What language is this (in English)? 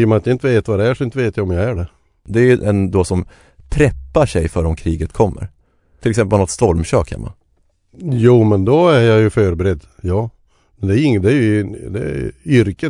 Swedish